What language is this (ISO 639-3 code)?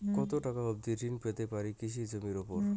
ben